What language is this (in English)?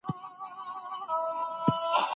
Pashto